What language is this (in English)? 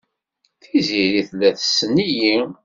Kabyle